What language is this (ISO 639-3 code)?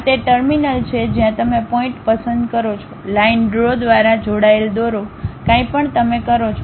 guj